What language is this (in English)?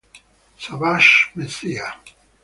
Italian